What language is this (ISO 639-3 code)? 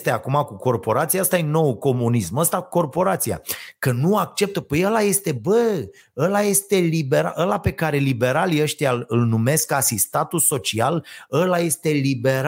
ron